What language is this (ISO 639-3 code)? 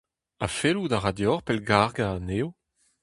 bre